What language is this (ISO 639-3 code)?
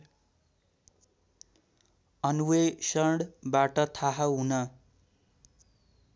nep